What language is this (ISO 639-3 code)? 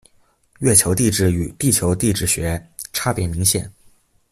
zho